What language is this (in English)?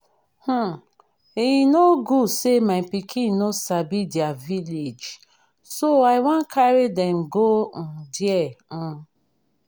Nigerian Pidgin